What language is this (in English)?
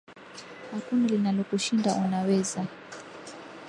Swahili